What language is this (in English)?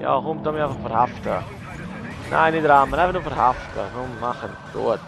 German